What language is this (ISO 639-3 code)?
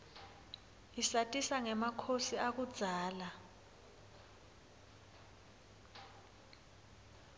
ssw